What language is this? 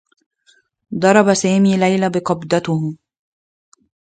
Arabic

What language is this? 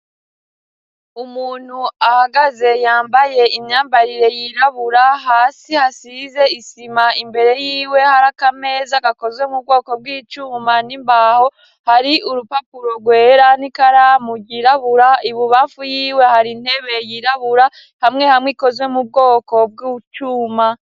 Rundi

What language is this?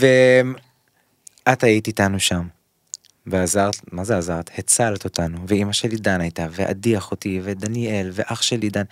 Hebrew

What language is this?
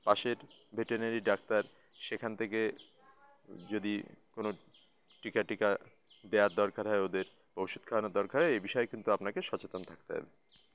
Bangla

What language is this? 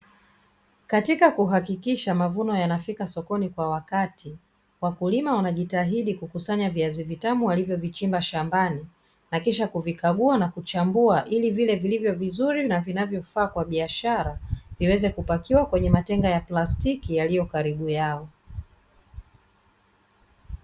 Swahili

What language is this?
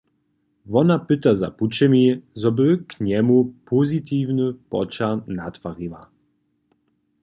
Upper Sorbian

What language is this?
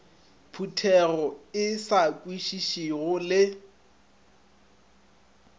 Northern Sotho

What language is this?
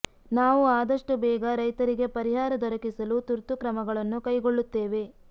Kannada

